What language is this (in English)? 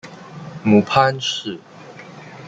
Chinese